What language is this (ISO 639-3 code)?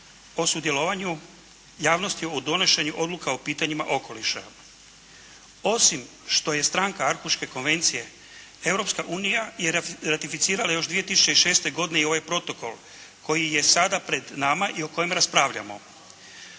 hrv